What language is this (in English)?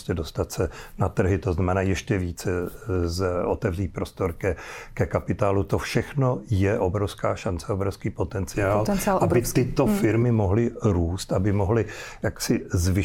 Czech